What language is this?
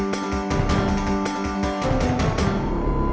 Indonesian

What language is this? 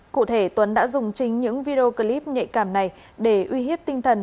Vietnamese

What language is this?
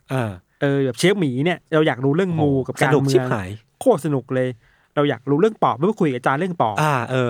Thai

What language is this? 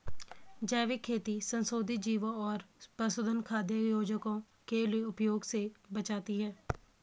Hindi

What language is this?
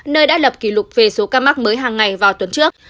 Vietnamese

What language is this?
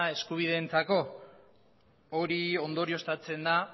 Basque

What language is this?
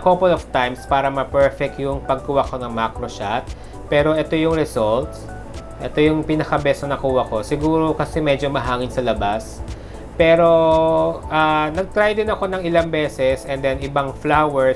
Filipino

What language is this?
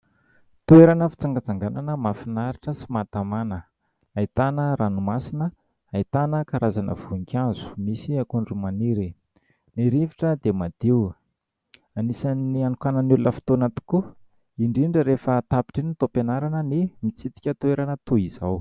Malagasy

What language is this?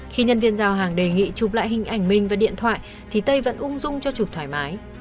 Vietnamese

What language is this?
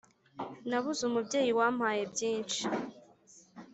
Kinyarwanda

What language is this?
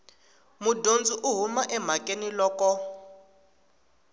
Tsonga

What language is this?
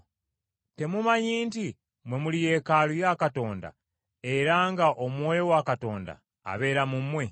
Ganda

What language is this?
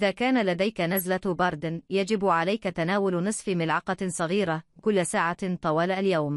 Arabic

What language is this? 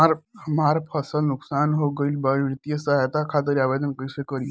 Bhojpuri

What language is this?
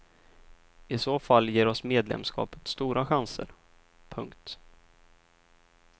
Swedish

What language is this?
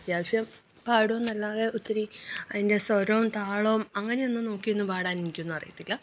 Malayalam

